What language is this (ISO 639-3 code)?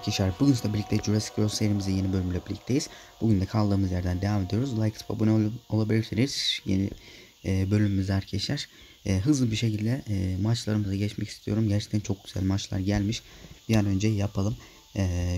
tur